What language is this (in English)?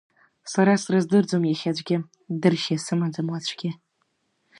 Abkhazian